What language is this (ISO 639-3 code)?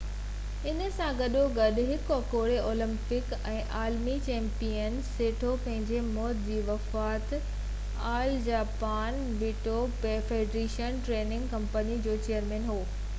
snd